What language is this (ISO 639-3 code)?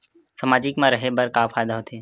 hne